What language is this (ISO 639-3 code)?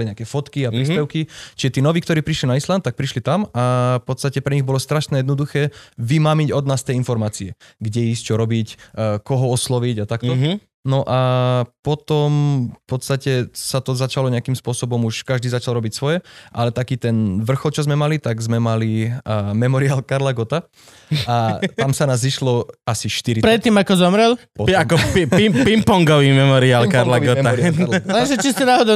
slk